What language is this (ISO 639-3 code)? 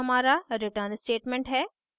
hin